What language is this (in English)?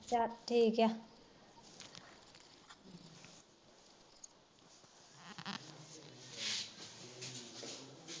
Punjabi